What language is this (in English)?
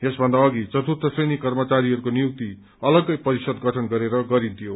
Nepali